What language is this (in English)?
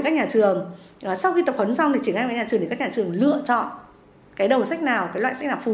Vietnamese